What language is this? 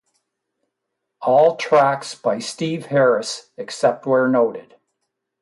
English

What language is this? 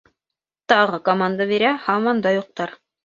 Bashkir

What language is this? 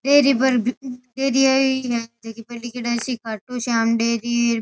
Rajasthani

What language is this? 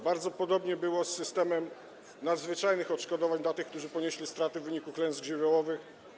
Polish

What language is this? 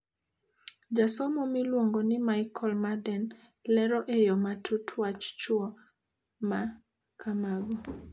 Luo (Kenya and Tanzania)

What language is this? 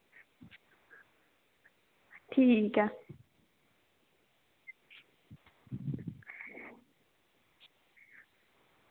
Dogri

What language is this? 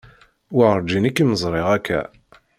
Kabyle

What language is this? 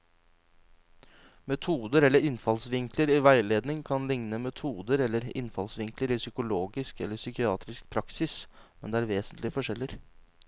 Norwegian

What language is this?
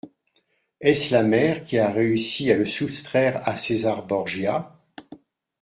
French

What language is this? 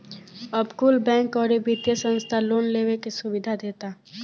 Bhojpuri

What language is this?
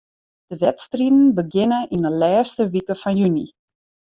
Western Frisian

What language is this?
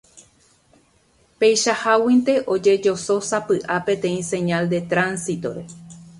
Guarani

